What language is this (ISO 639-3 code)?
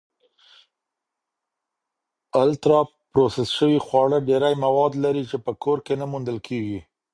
pus